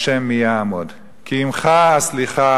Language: Hebrew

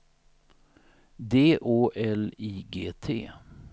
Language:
Swedish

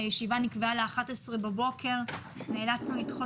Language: Hebrew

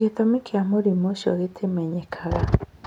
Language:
Kikuyu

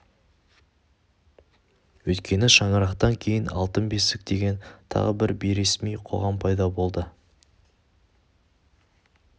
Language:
Kazakh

